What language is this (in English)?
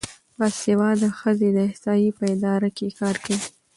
Pashto